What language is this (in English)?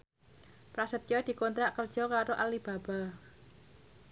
Javanese